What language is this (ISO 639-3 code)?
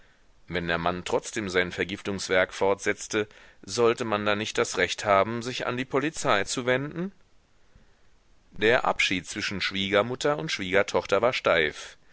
deu